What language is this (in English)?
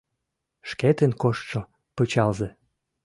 Mari